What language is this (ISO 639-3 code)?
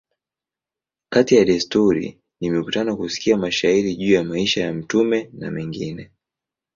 swa